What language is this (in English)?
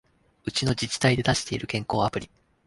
Japanese